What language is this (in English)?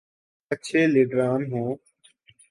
Urdu